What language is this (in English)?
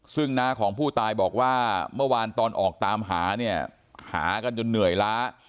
Thai